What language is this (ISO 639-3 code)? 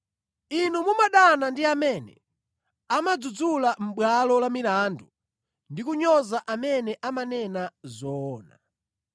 nya